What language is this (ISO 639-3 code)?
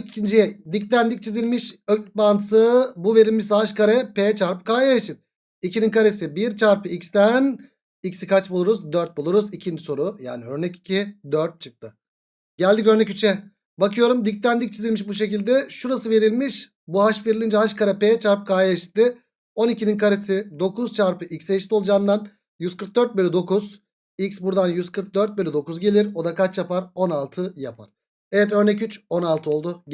tur